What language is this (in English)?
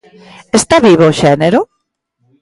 Galician